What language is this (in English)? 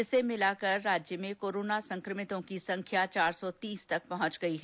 Hindi